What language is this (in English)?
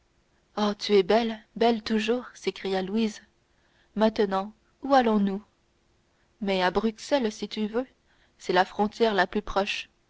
French